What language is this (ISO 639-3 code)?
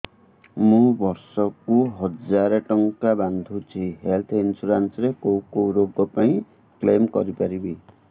ori